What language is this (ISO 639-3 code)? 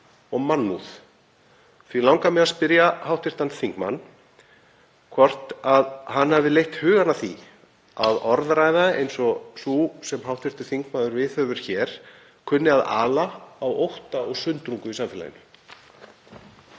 isl